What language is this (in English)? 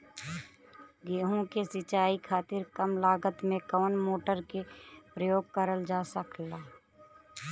Bhojpuri